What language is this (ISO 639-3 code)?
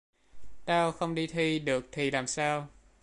vie